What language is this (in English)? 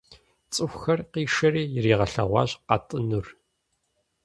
Kabardian